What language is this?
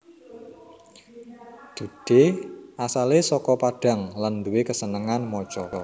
Javanese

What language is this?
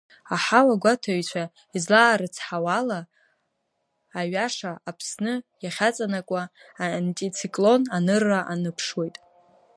Abkhazian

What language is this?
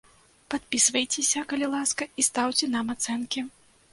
Belarusian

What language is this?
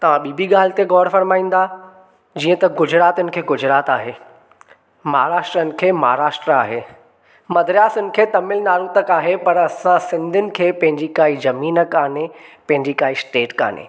Sindhi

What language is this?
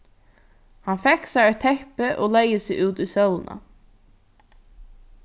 Faroese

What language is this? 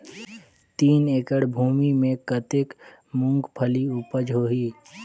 Chhattisgarhi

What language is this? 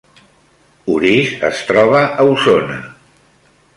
Catalan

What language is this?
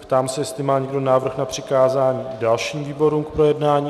Czech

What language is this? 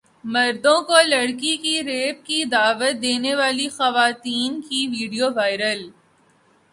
Urdu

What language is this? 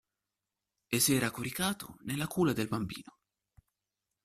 Italian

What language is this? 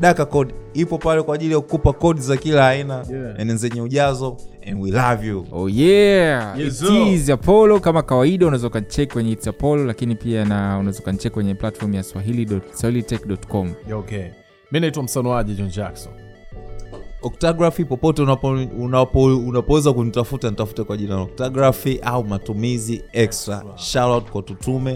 Swahili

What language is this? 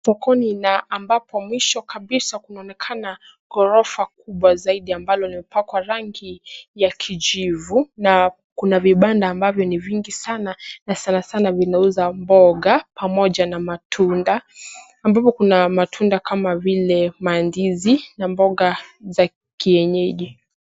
Swahili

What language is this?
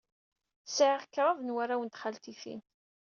Kabyle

